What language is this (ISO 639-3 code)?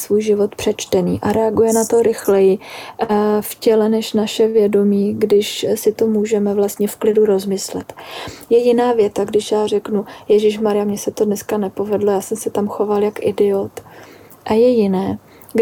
ces